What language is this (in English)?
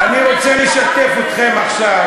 Hebrew